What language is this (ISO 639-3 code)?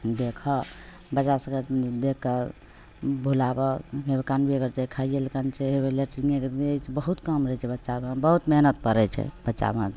mai